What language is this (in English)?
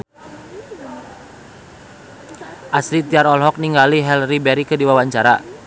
Sundanese